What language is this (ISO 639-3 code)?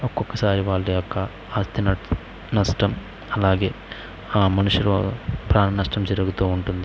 tel